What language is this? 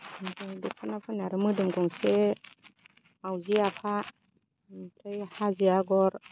Bodo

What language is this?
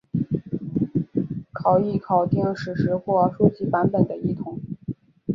Chinese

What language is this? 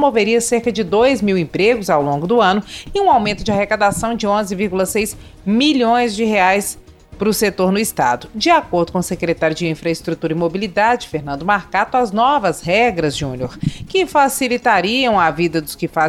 Portuguese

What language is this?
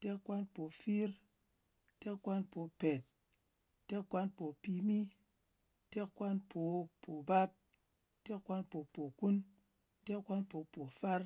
Ngas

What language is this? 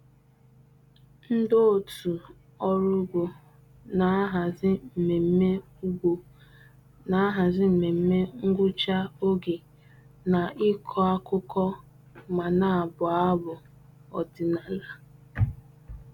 Igbo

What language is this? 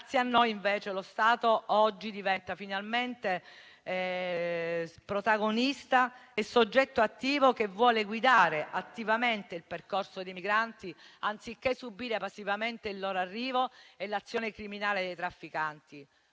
Italian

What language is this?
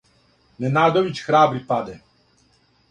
Serbian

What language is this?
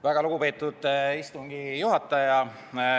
Estonian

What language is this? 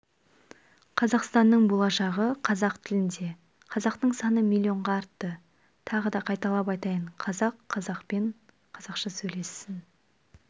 Kazakh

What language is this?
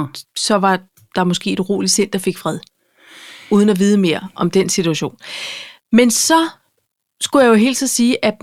Danish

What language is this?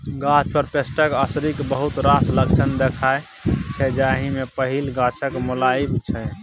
Maithili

